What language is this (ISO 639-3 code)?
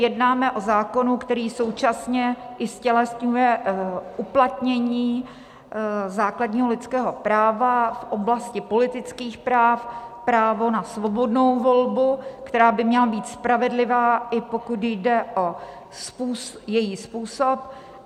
ces